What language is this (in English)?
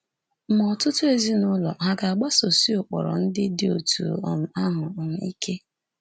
Igbo